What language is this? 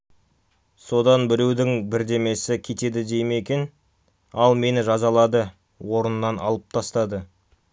Kazakh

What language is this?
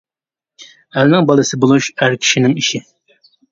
Uyghur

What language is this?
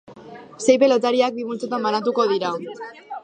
Basque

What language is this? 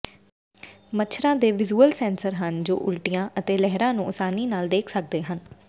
Punjabi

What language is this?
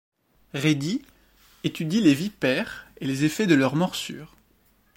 French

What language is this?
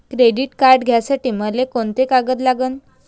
Marathi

